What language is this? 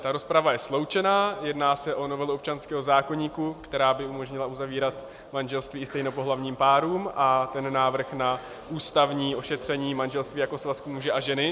Czech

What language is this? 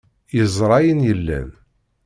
Kabyle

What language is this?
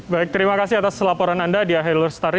Indonesian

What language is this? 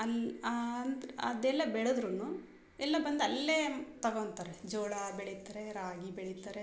Kannada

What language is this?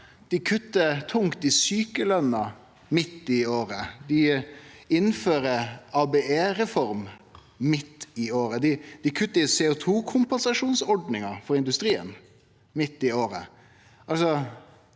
Norwegian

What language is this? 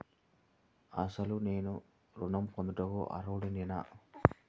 Telugu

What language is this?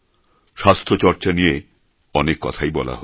Bangla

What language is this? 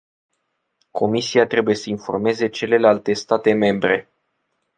Romanian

